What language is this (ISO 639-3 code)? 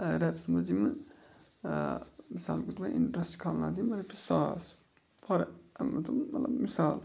kas